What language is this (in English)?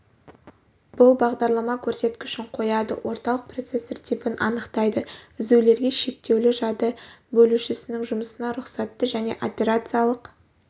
Kazakh